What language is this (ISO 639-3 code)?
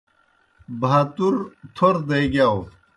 plk